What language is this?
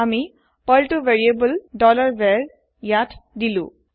Assamese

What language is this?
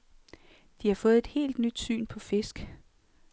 Danish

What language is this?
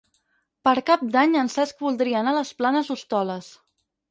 Catalan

